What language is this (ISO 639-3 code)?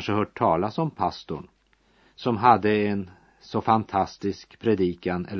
swe